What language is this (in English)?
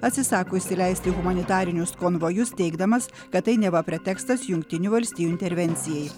Lithuanian